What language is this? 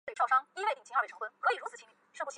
Chinese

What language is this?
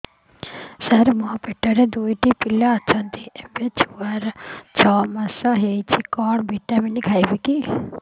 Odia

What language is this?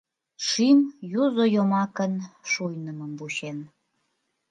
Mari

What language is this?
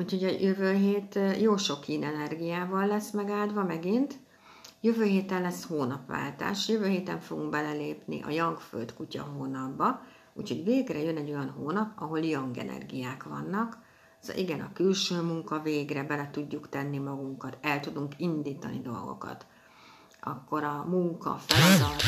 Hungarian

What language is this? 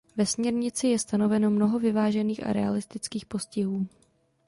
Czech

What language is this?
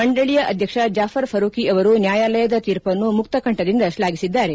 Kannada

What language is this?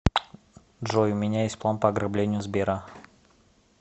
Russian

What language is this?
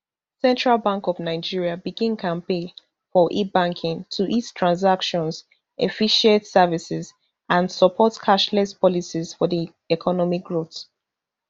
Nigerian Pidgin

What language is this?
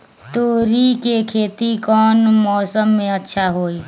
Magahi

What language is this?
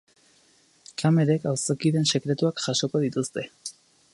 Basque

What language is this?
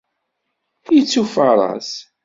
Kabyle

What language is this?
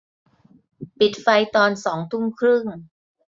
Thai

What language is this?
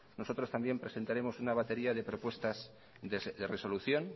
Spanish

